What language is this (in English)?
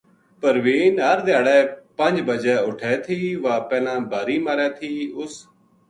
Gujari